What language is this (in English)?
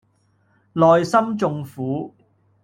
Cantonese